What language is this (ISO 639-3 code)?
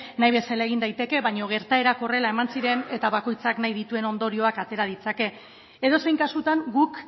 eus